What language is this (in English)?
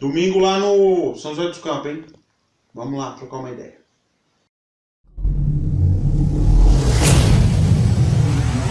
Portuguese